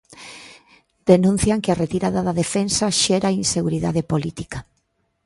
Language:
Galician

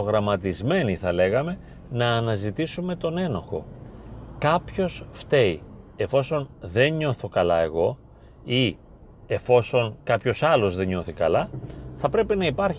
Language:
Greek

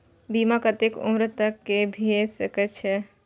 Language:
Maithili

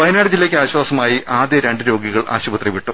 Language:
Malayalam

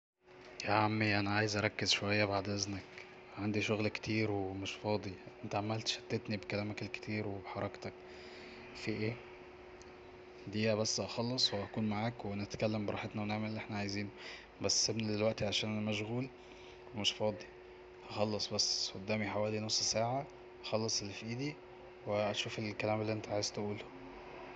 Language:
Egyptian Arabic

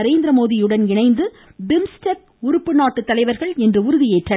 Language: Tamil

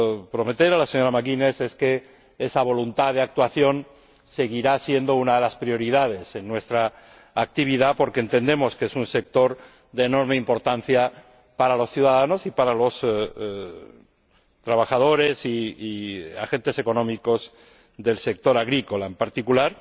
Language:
Spanish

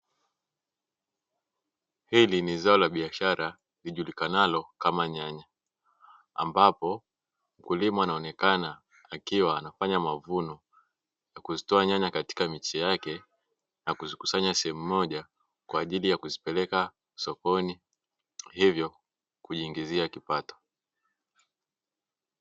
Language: Swahili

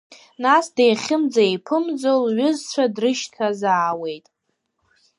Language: Abkhazian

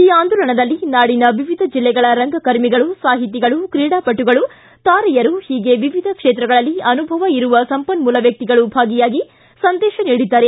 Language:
Kannada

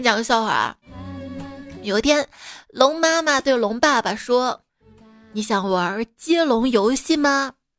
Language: Chinese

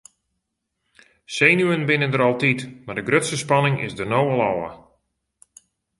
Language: Western Frisian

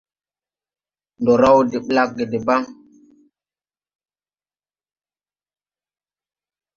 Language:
Tupuri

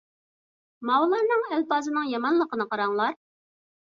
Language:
Uyghur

